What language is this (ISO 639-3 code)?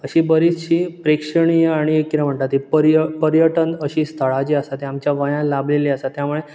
kok